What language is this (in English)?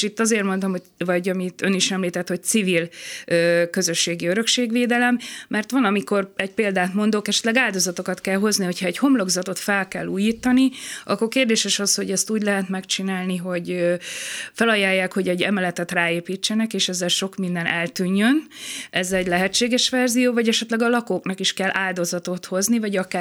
Hungarian